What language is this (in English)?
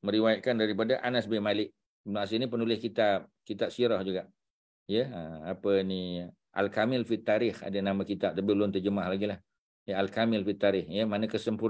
Malay